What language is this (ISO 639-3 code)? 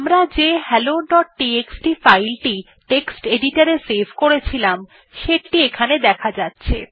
ben